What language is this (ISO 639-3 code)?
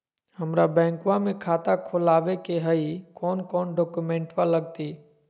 mag